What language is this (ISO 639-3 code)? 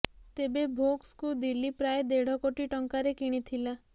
ori